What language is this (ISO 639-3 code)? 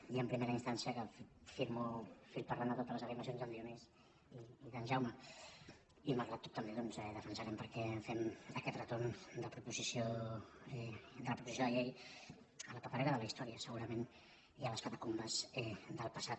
cat